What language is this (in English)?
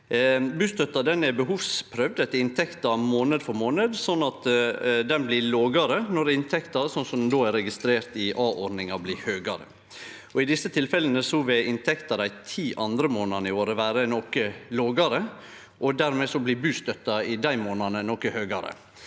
Norwegian